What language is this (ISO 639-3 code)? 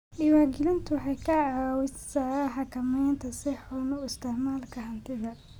som